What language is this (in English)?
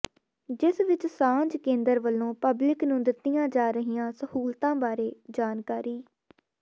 Punjabi